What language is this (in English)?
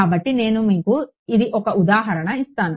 Telugu